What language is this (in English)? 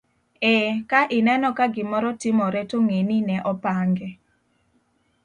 Luo (Kenya and Tanzania)